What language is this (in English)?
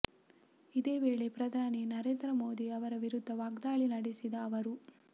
Kannada